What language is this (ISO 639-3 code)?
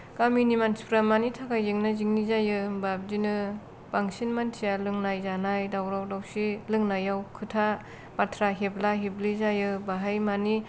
brx